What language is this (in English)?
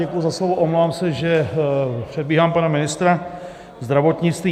Czech